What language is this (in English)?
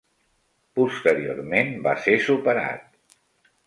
Catalan